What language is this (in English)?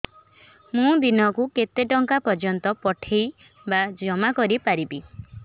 Odia